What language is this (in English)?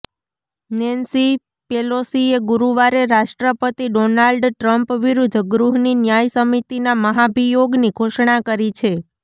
Gujarati